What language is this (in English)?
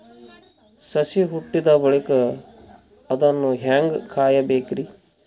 Kannada